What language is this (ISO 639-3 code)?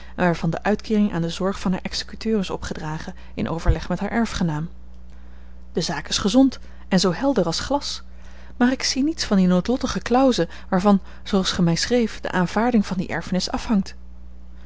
nld